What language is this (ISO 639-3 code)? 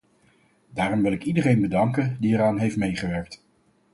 nld